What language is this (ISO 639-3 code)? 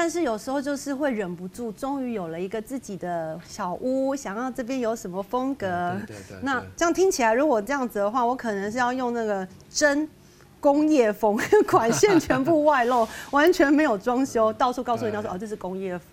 zho